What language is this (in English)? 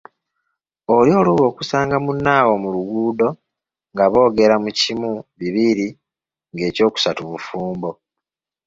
Ganda